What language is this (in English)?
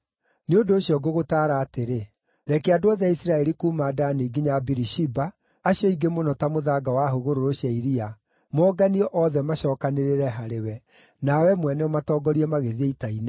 Kikuyu